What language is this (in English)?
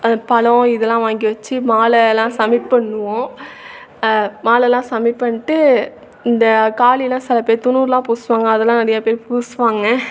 Tamil